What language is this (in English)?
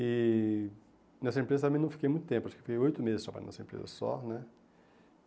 Portuguese